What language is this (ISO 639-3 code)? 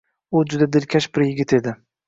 uzb